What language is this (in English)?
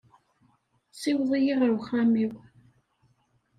Kabyle